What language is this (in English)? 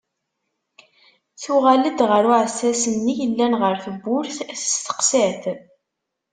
Kabyle